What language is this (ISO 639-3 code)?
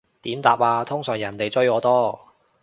yue